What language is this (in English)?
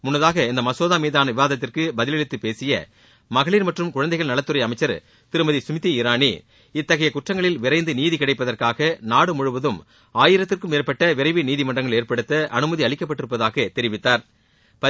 Tamil